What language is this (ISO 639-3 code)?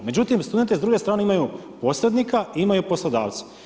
hrv